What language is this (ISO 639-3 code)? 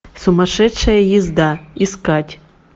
rus